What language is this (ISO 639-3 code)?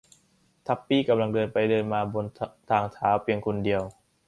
tha